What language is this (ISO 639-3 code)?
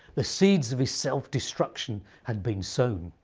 eng